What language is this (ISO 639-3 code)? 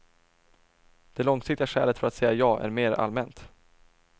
swe